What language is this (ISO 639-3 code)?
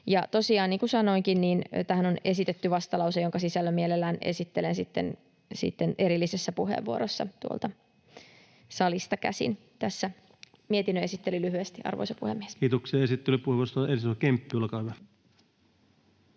fin